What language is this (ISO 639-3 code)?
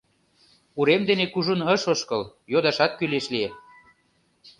chm